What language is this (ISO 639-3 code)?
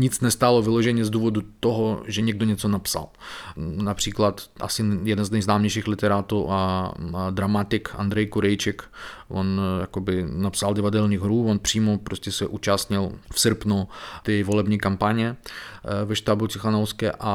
ces